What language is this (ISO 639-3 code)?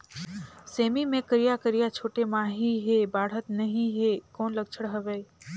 hne